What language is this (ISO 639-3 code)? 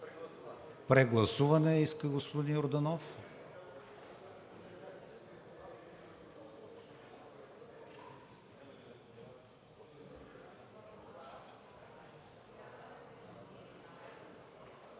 bul